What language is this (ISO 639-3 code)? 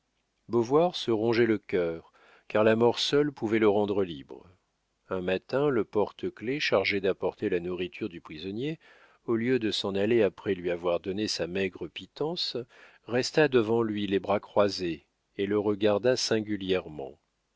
fra